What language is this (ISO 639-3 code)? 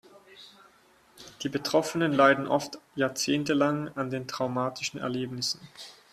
deu